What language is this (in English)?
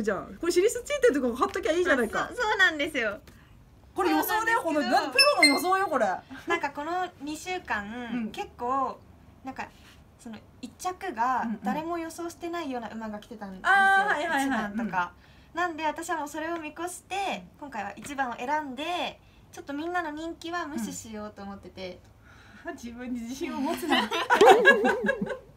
Japanese